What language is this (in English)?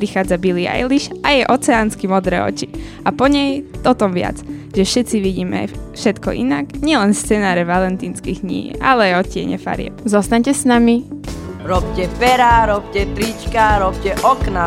Slovak